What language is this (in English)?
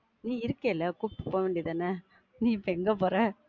Tamil